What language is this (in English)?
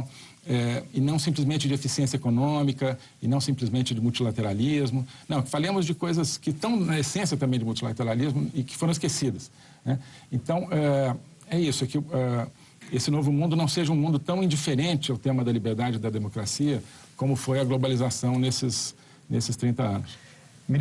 Portuguese